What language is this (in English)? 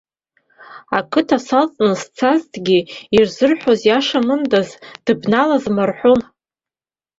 Abkhazian